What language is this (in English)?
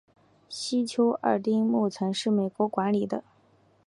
Chinese